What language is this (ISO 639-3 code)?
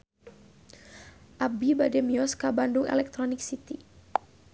sun